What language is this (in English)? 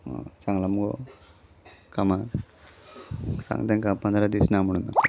Konkani